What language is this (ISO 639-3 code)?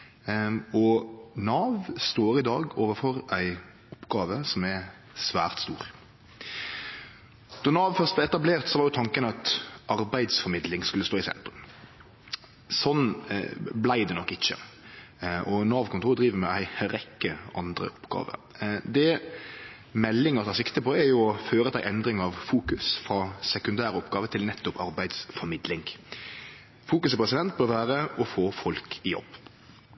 nno